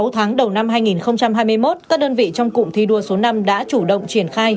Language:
Vietnamese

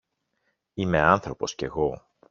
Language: Greek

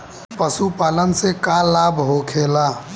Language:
Bhojpuri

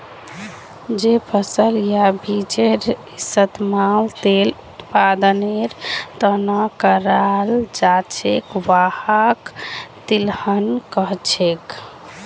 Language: Magahi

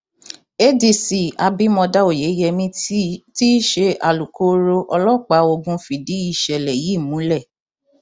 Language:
Yoruba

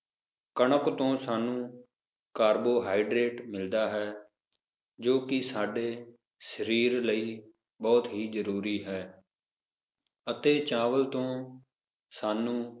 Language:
Punjabi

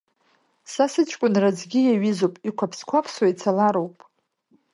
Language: Abkhazian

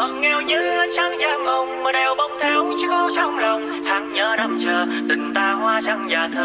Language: Vietnamese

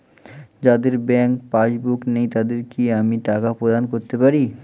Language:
Bangla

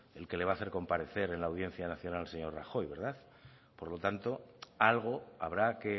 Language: Spanish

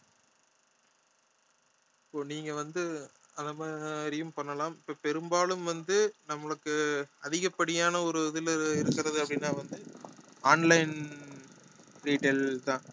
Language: Tamil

